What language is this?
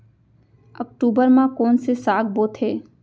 Chhattisgarhi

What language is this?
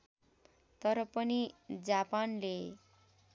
Nepali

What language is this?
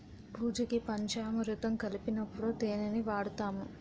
Telugu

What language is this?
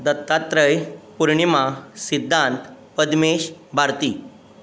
Konkani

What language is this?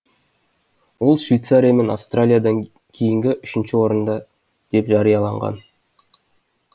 Kazakh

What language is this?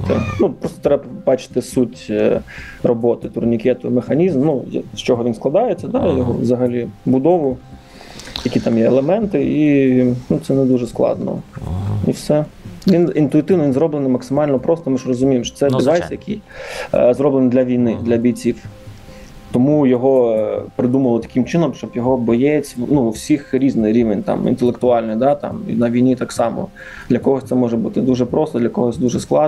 Ukrainian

